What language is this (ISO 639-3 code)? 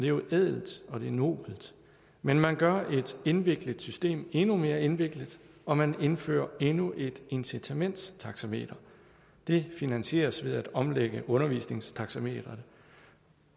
dan